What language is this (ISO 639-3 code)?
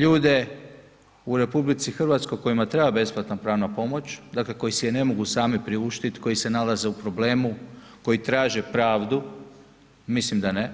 hrv